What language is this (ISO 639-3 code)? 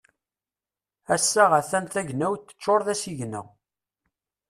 kab